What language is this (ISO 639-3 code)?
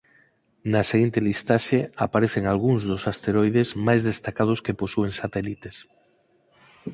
glg